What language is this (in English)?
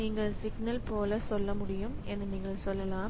Tamil